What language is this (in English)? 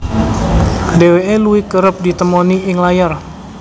Javanese